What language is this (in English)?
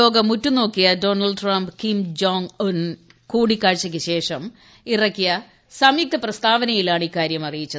Malayalam